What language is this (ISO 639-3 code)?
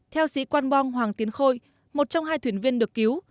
vie